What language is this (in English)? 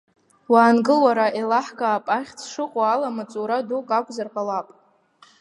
Abkhazian